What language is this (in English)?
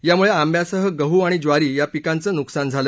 Marathi